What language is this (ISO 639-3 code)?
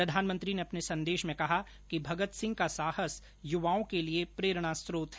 hin